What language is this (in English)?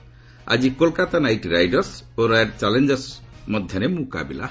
Odia